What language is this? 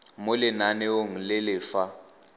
Tswana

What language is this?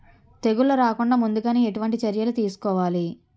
Telugu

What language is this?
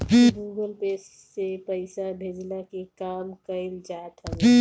Bhojpuri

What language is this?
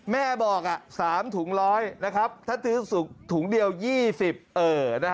Thai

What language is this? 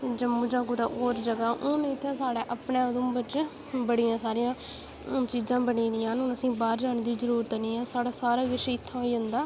Dogri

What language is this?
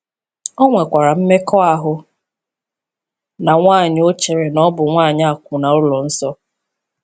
Igbo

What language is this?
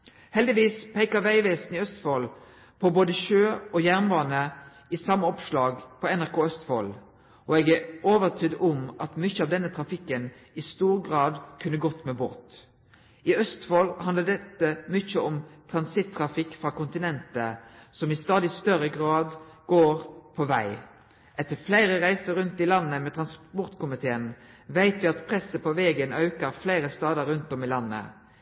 Norwegian Nynorsk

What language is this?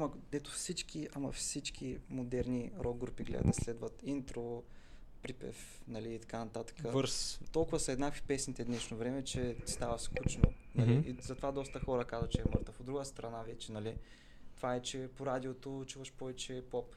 Bulgarian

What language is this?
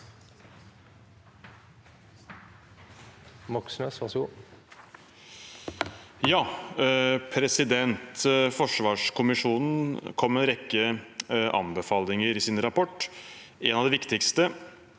Norwegian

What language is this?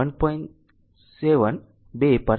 Gujarati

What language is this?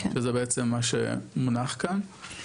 Hebrew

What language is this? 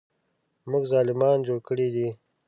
Pashto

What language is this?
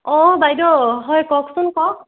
Assamese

